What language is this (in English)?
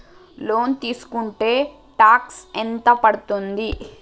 Telugu